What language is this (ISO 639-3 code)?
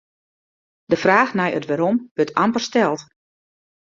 fry